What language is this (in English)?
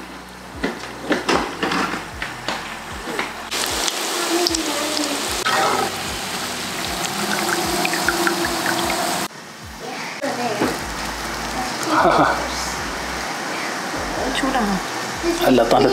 Hindi